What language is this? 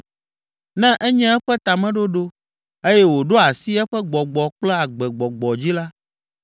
Ewe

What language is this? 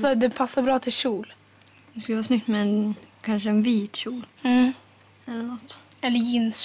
Swedish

